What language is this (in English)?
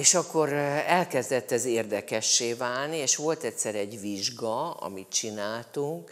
Hungarian